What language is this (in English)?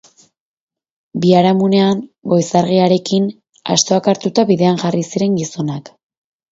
Basque